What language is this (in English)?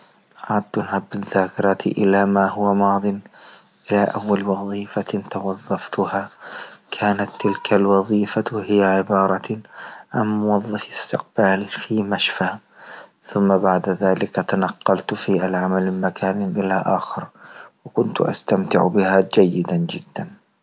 Libyan Arabic